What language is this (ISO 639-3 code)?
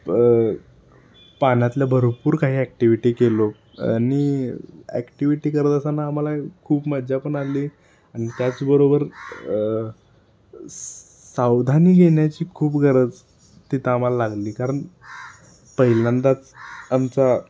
mar